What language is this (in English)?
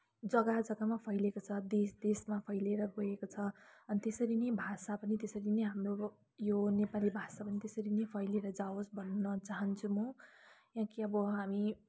Nepali